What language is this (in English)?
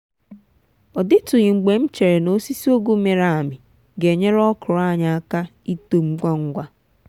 Igbo